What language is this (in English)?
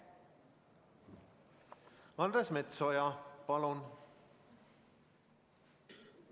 Estonian